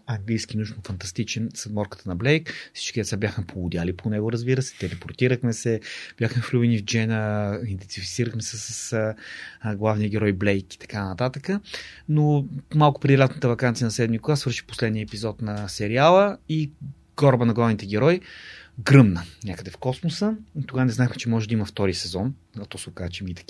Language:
Bulgarian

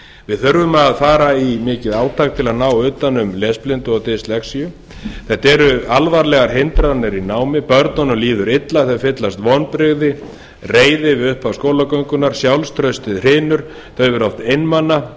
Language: Icelandic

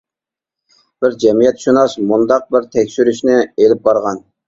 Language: Uyghur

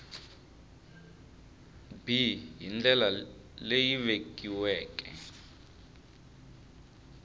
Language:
Tsonga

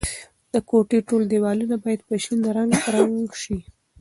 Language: Pashto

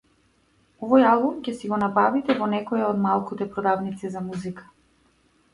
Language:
Macedonian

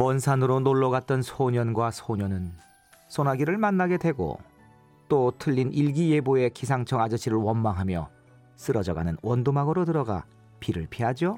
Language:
Korean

